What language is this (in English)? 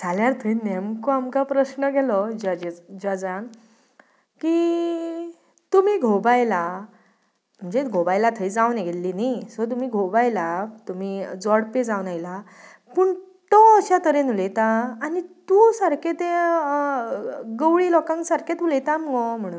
Konkani